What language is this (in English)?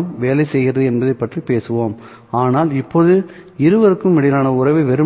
Tamil